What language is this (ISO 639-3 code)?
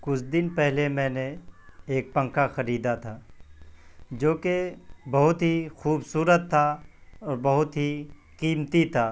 urd